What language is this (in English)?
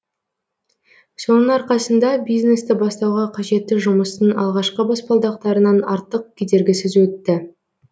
Kazakh